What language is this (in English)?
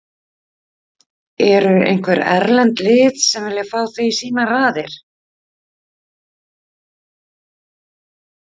Icelandic